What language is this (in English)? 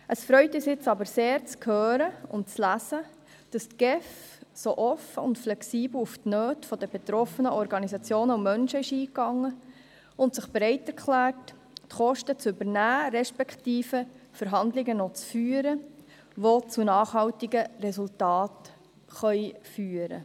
Swiss German